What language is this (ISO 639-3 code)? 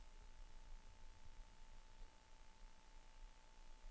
dan